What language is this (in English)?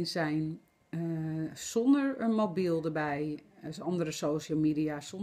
Dutch